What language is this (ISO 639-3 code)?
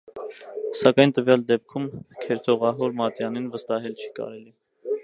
hye